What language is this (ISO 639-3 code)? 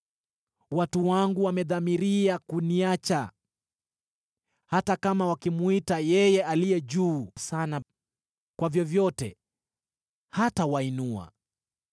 swa